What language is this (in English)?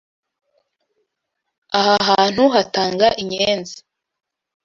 Kinyarwanda